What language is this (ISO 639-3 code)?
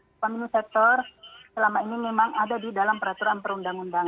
ind